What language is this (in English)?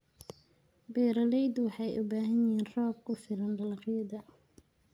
Somali